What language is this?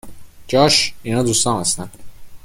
Persian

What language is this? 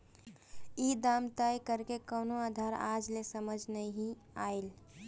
Bhojpuri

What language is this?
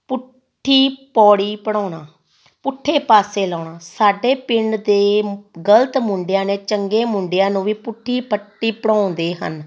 Punjabi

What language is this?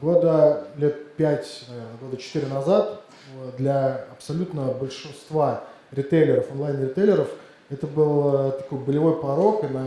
Russian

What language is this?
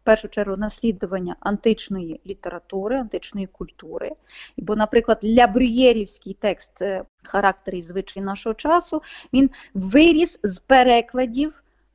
Ukrainian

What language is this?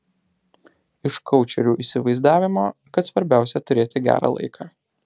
Lithuanian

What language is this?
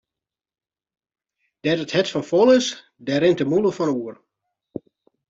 Western Frisian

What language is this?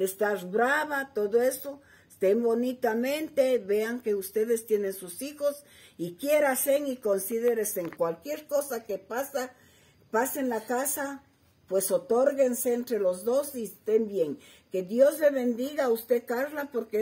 Spanish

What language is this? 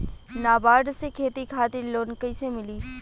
Bhojpuri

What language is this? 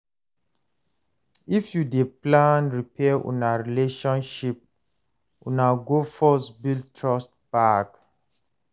Nigerian Pidgin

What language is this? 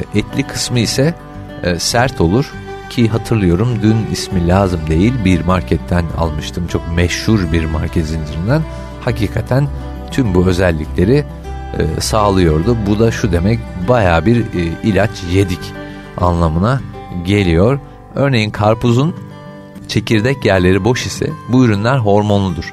Turkish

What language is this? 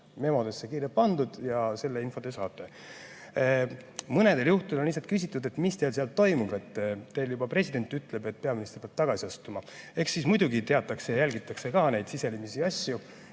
Estonian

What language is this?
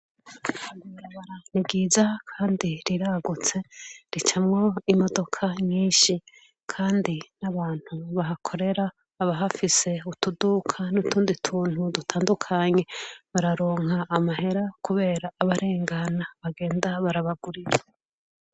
Rundi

